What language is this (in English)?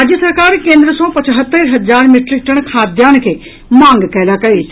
Maithili